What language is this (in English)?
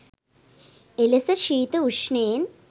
Sinhala